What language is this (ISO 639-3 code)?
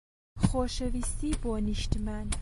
ckb